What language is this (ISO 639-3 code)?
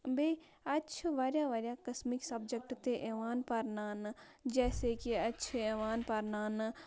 kas